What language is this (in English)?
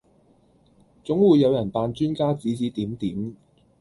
Cantonese